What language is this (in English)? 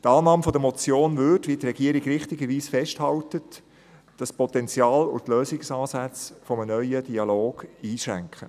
Swiss German